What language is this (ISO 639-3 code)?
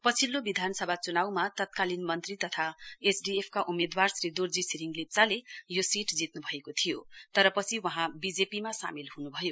nep